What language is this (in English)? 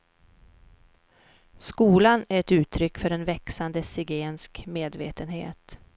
Swedish